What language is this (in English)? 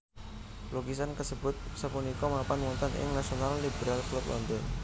Javanese